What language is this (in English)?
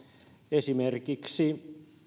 Finnish